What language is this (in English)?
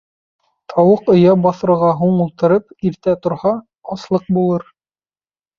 Bashkir